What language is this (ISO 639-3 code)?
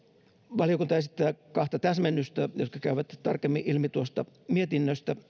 fin